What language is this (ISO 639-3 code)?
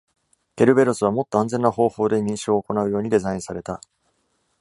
jpn